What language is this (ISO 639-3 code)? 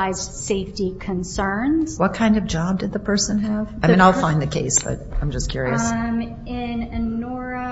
eng